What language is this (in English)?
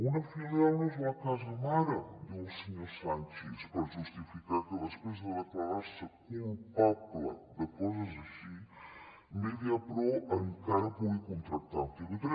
Catalan